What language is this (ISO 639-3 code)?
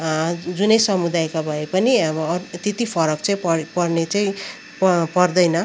nep